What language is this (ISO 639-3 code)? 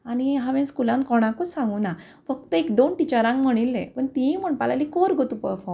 kok